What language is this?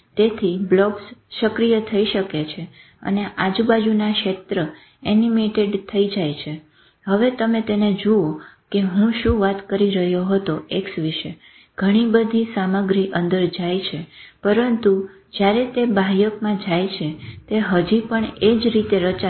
Gujarati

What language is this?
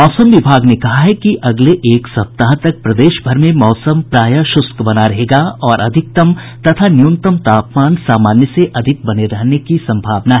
Hindi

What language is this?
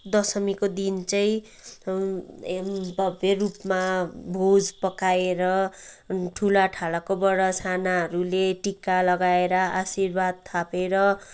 Nepali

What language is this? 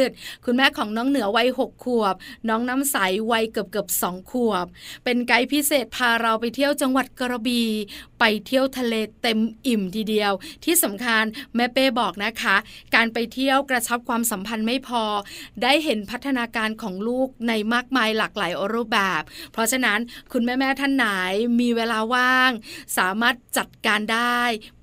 Thai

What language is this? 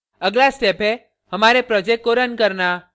Hindi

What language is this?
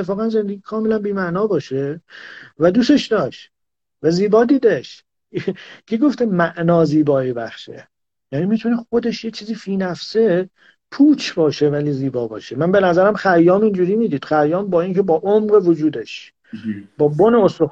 Persian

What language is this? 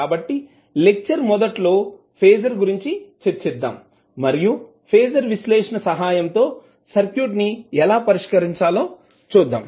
Telugu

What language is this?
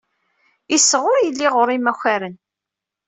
Kabyle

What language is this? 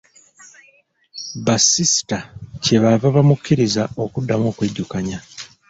Ganda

